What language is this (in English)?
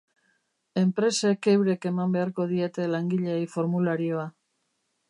Basque